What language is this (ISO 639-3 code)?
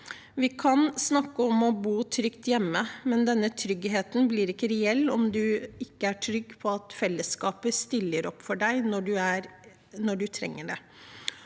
nor